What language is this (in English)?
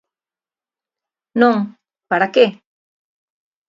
Galician